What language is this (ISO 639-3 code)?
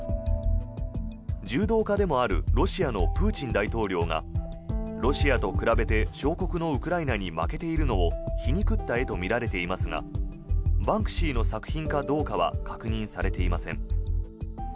jpn